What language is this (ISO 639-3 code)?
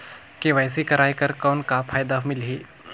hne